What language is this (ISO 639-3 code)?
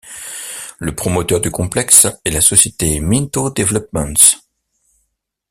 fra